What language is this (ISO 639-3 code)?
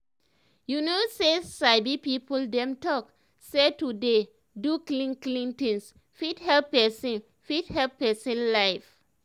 pcm